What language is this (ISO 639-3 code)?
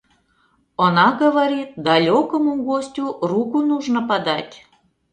chm